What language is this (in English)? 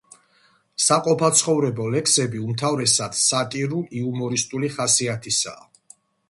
Georgian